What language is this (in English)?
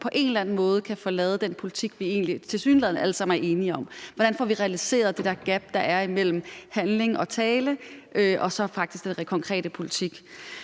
Danish